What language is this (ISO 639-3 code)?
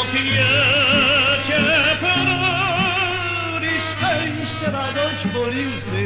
pol